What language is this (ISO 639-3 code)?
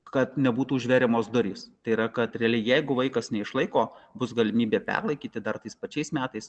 lit